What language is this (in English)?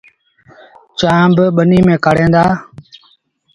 Sindhi Bhil